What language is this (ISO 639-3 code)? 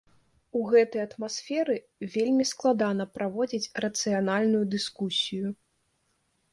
bel